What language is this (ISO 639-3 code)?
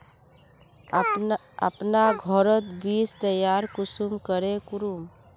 mag